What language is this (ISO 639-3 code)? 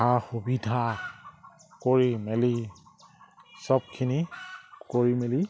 asm